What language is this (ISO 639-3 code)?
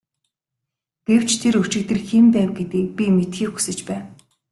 mon